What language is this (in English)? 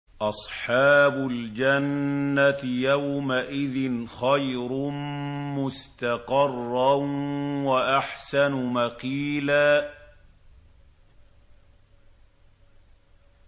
Arabic